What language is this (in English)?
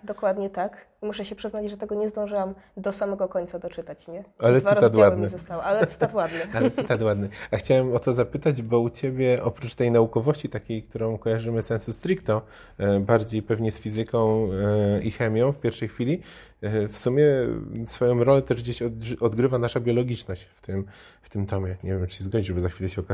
Polish